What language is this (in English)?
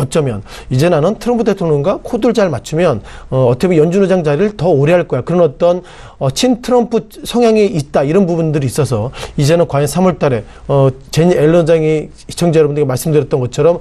Korean